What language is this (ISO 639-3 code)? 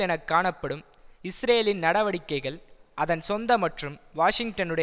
tam